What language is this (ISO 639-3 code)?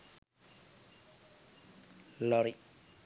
sin